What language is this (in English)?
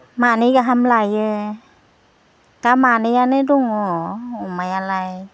Bodo